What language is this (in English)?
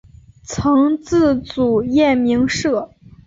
Chinese